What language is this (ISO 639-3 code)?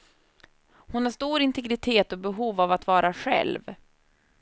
swe